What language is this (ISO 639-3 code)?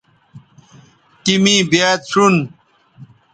btv